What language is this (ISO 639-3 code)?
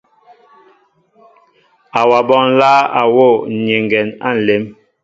mbo